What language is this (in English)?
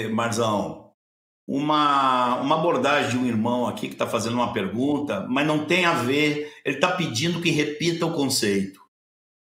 Portuguese